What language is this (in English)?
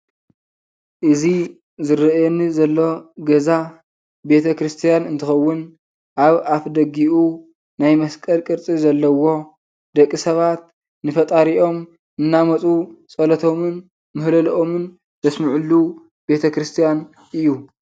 Tigrinya